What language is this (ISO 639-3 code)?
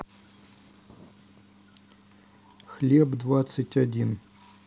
rus